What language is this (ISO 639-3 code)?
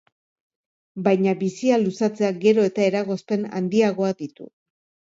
eus